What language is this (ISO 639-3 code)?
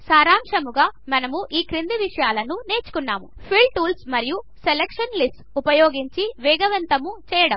tel